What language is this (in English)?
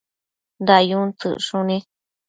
Matsés